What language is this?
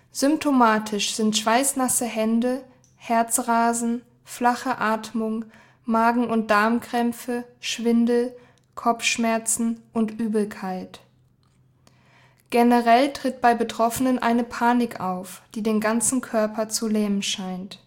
German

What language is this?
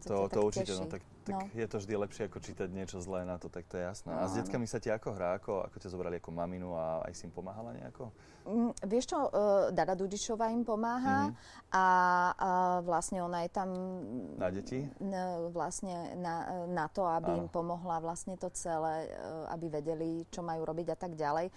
Slovak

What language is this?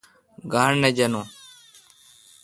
Kalkoti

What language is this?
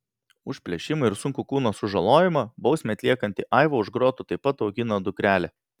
Lithuanian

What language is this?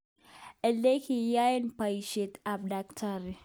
Kalenjin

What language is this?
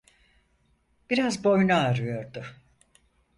Turkish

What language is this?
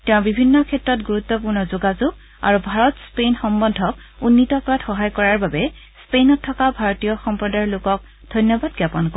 Assamese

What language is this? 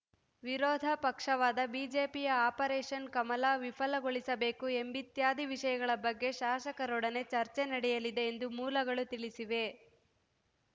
Kannada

